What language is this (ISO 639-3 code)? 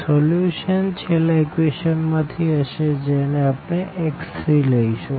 guj